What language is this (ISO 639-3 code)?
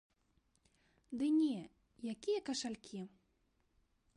bel